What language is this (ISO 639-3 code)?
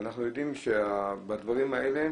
heb